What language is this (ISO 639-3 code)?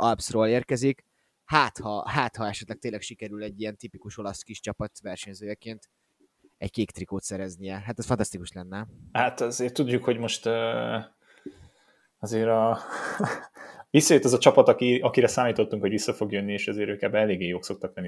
hun